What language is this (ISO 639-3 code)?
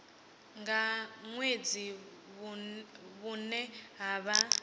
ven